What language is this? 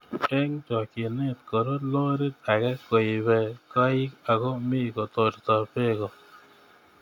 Kalenjin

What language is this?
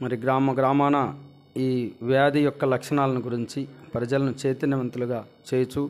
Telugu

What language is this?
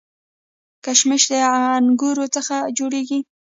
Pashto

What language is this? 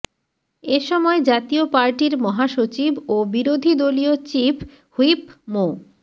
Bangla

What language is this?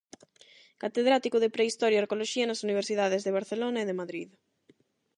Galician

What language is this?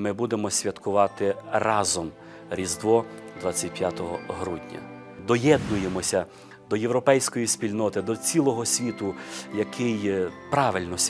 Ukrainian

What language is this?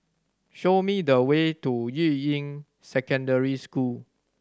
English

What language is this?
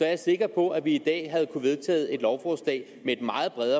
Danish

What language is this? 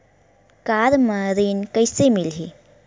Chhattisgarhi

